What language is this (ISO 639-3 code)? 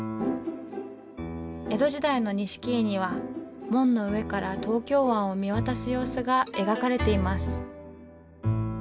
jpn